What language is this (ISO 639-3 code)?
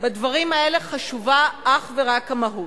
heb